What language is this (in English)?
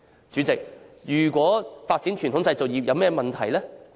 Cantonese